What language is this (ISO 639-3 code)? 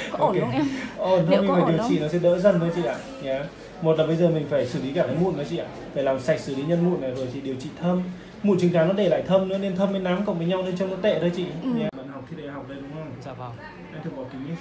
vie